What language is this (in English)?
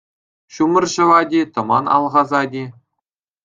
Chuvash